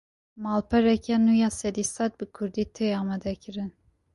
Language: Kurdish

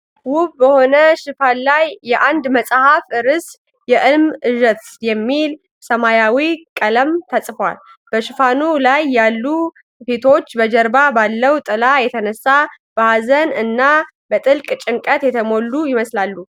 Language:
Amharic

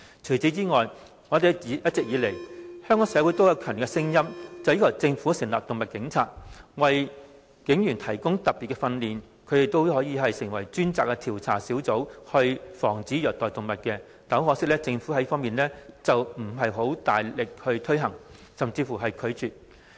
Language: Cantonese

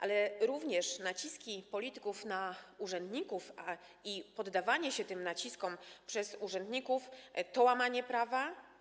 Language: Polish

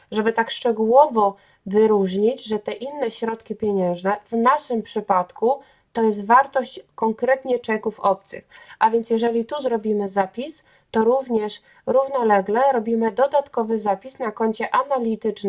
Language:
Polish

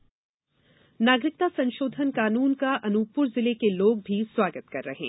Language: Hindi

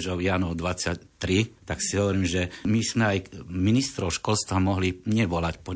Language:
Slovak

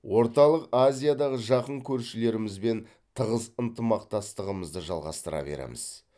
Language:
Kazakh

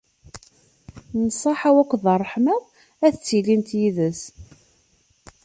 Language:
Kabyle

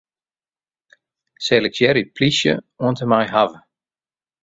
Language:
Western Frisian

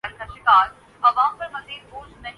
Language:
Urdu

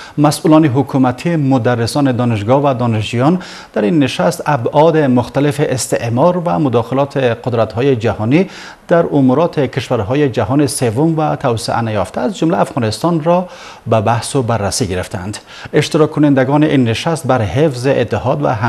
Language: Persian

